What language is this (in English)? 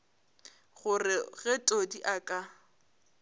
Northern Sotho